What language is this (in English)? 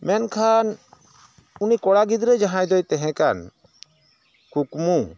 Santali